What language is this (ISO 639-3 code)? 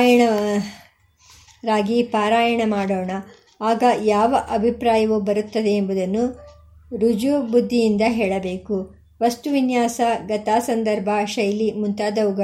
kan